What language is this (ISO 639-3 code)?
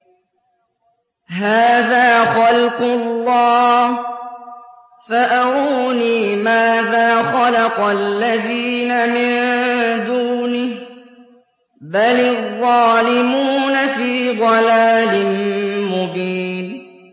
ara